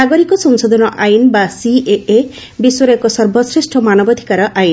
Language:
Odia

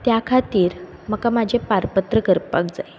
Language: Konkani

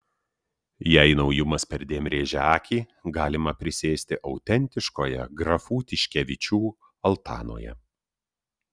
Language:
Lithuanian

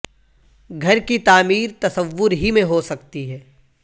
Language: Urdu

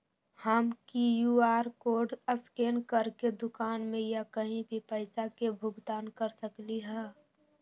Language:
Magahi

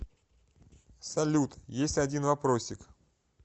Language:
Russian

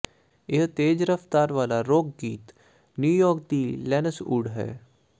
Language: Punjabi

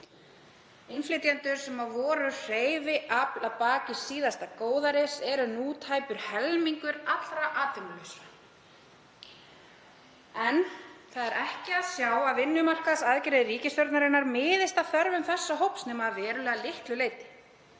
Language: Icelandic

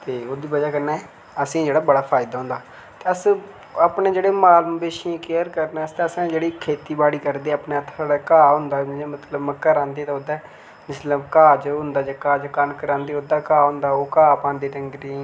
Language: Dogri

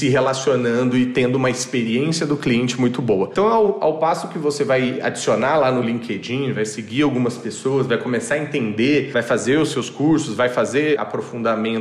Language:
Portuguese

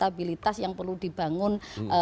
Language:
Indonesian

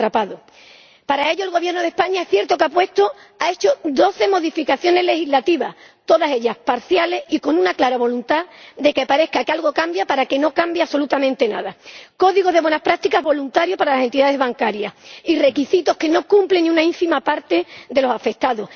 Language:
Spanish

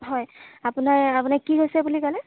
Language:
Assamese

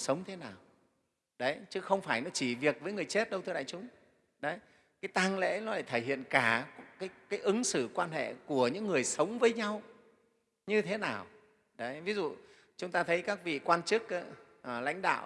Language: Vietnamese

